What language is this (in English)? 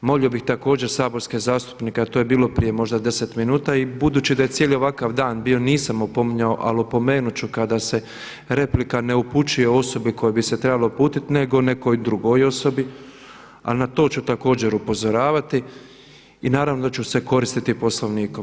Croatian